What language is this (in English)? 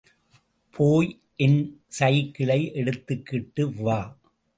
Tamil